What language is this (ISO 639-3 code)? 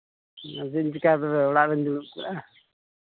sat